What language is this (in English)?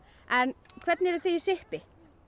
Icelandic